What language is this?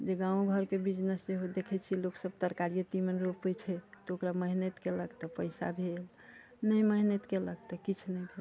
Maithili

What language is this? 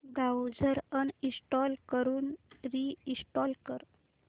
Marathi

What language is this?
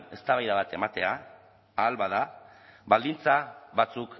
Basque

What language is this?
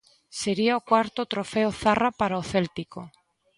Galician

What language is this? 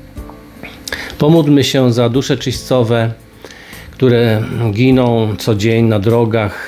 Polish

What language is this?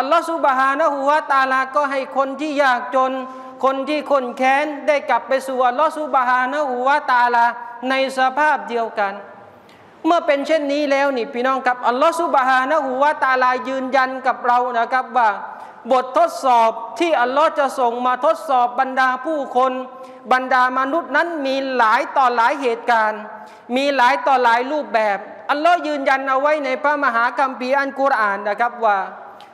Thai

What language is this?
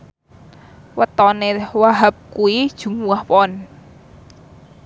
Javanese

